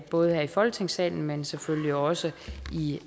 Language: Danish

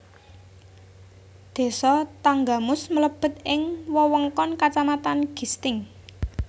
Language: Javanese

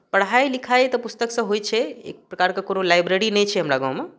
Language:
Maithili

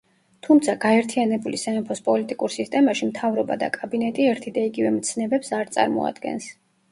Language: Georgian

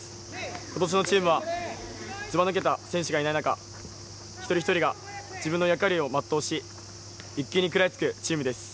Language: Japanese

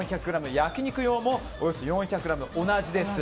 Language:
Japanese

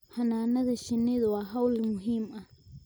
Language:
Somali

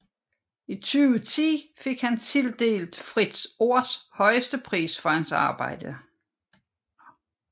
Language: Danish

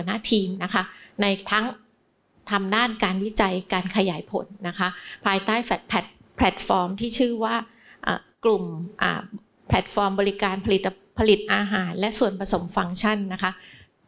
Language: Thai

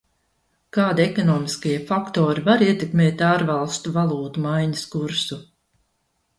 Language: Latvian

